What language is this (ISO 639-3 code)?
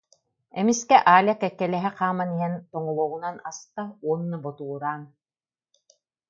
sah